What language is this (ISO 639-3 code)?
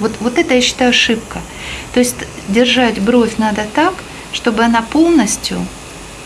rus